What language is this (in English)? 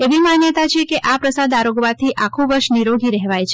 Gujarati